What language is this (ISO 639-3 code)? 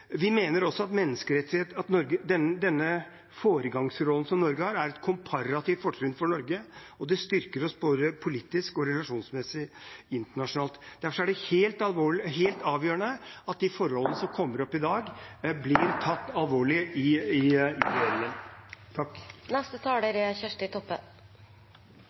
nor